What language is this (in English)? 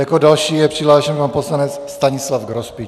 Czech